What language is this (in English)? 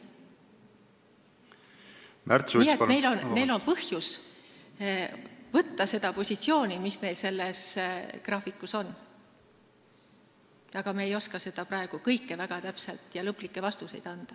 Estonian